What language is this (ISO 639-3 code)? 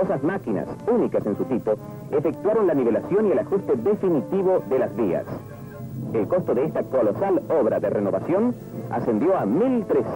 spa